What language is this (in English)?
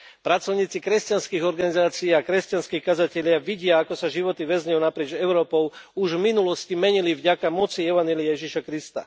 Slovak